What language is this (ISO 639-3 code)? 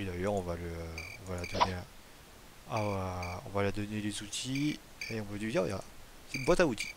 fra